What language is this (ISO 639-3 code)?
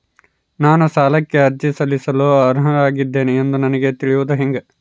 kan